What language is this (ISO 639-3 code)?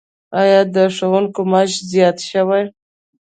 pus